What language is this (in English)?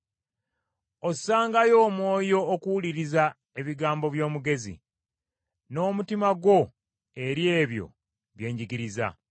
Ganda